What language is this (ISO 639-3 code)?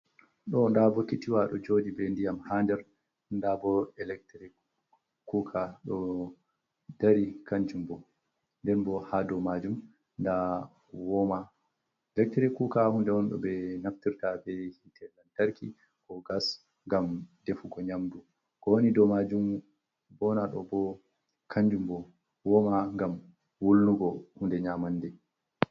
ful